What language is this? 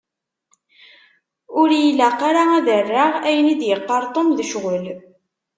Kabyle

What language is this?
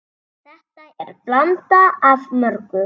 Icelandic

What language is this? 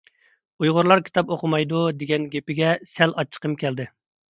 Uyghur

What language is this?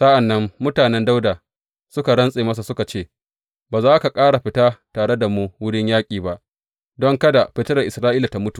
Hausa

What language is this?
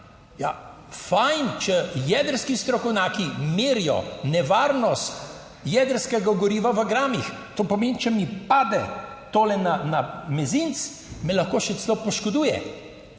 Slovenian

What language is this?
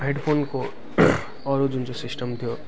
Nepali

